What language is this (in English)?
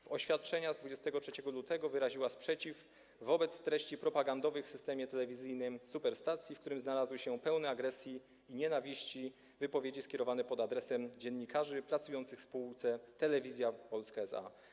Polish